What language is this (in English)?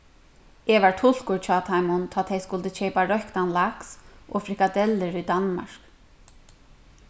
Faroese